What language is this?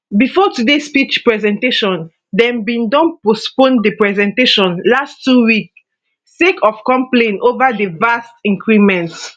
Nigerian Pidgin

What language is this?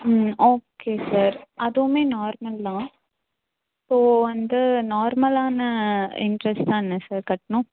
Tamil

